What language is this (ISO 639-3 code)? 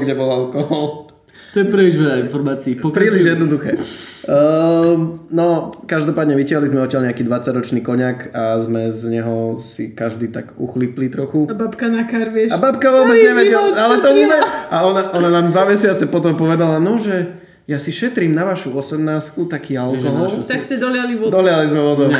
slk